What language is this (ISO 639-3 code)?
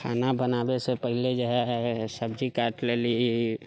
mai